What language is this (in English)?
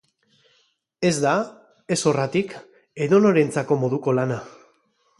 Basque